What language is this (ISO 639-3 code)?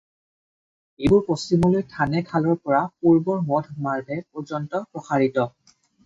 asm